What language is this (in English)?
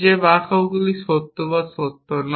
Bangla